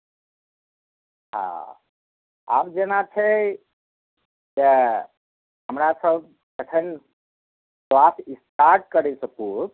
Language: Maithili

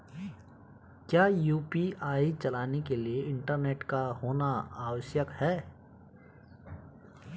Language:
Hindi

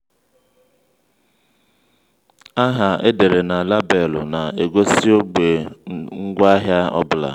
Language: Igbo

